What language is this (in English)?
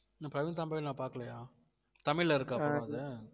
Tamil